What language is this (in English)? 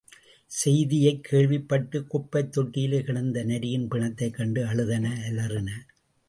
Tamil